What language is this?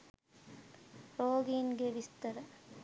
Sinhala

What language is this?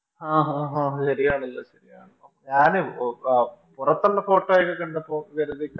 Malayalam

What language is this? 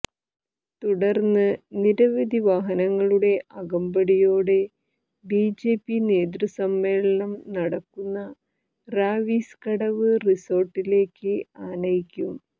Malayalam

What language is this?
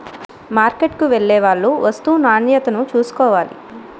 Telugu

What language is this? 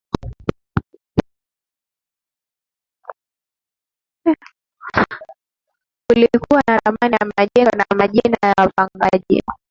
Swahili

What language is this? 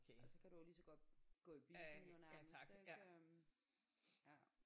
Danish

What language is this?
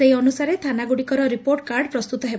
Odia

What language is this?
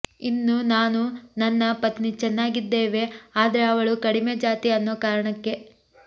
Kannada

